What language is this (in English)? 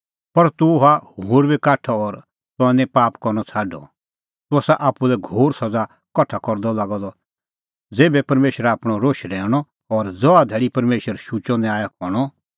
Kullu Pahari